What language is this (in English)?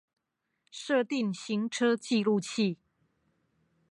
Chinese